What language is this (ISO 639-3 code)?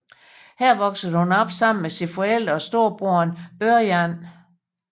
dan